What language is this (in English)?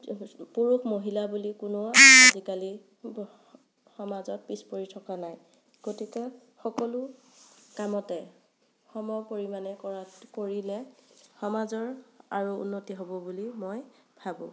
Assamese